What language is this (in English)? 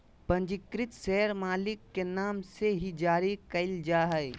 Magahi